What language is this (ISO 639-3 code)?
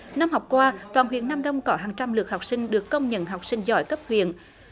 vie